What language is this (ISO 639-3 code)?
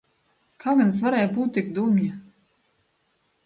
lav